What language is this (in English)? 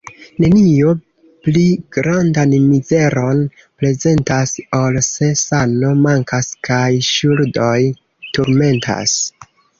Esperanto